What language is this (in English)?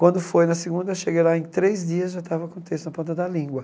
Portuguese